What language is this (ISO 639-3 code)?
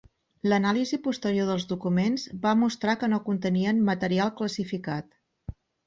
cat